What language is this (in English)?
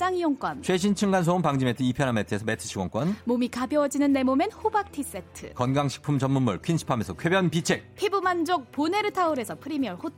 Korean